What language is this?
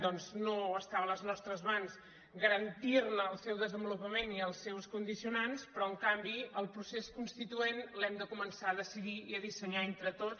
Catalan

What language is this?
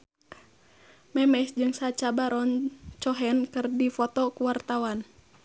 Sundanese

